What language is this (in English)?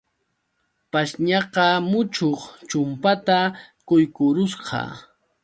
Yauyos Quechua